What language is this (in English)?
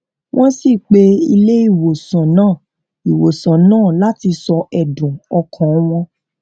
Yoruba